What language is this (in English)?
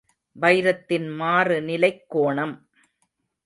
Tamil